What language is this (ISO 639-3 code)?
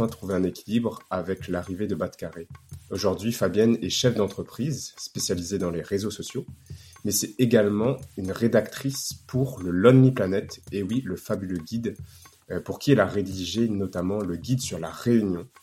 fra